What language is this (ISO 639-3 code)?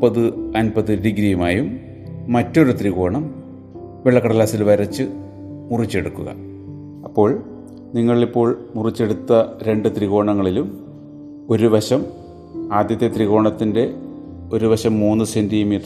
mal